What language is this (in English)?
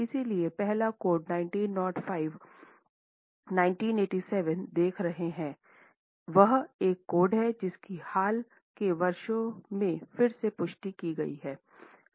Hindi